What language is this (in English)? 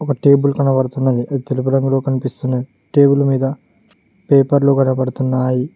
Telugu